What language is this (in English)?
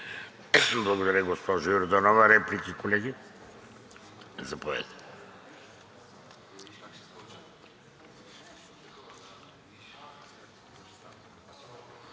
Bulgarian